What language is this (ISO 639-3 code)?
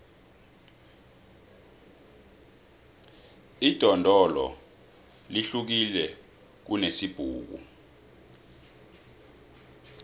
nbl